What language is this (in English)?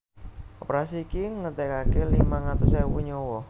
Javanese